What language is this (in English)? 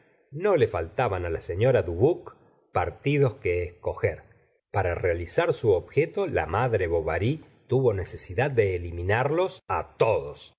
Spanish